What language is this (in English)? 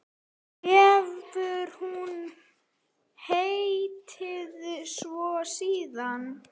Icelandic